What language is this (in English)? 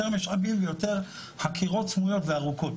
Hebrew